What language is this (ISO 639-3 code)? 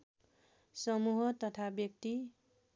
nep